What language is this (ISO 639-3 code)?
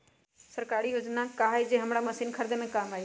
mag